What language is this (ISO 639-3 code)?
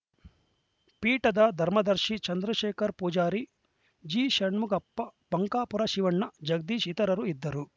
kan